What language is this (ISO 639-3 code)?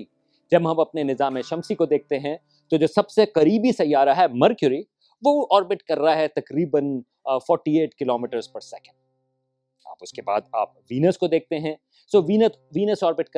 urd